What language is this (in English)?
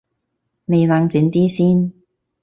Cantonese